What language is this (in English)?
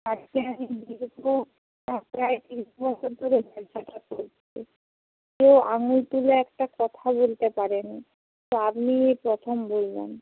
Bangla